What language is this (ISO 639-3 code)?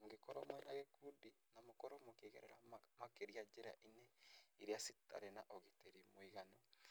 kik